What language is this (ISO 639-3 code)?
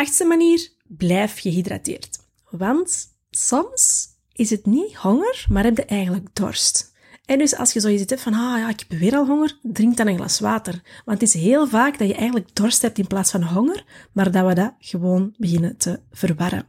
nld